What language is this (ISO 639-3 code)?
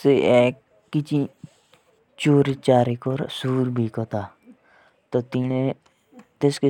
jns